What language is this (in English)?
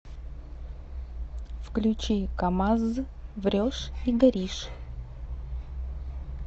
Russian